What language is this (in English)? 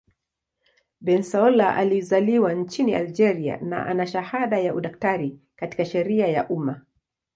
Swahili